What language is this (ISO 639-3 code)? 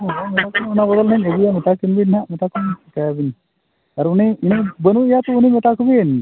sat